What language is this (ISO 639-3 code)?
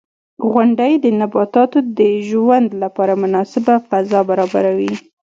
pus